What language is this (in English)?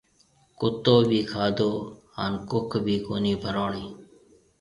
Marwari (Pakistan)